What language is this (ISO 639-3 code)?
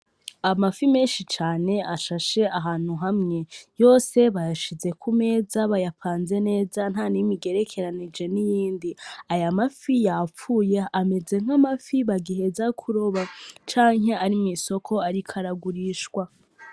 run